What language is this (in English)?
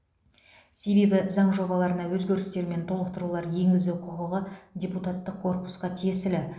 Kazakh